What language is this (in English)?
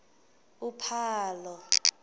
Xhosa